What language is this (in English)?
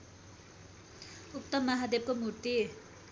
Nepali